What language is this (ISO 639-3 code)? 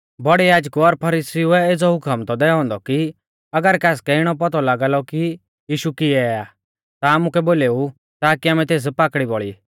bfz